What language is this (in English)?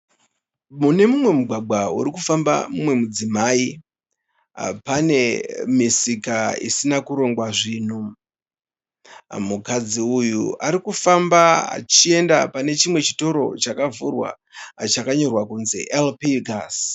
Shona